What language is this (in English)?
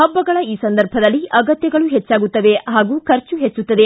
Kannada